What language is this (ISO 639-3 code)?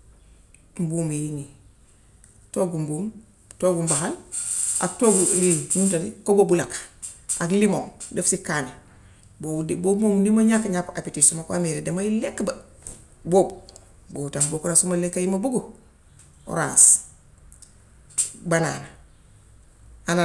wof